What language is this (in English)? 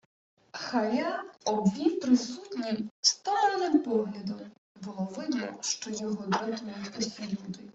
Ukrainian